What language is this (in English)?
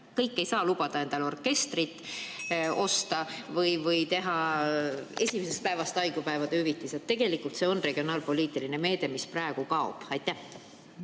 Estonian